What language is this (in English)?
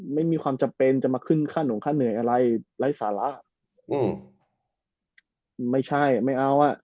Thai